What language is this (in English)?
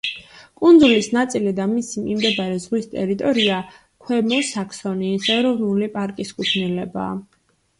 Georgian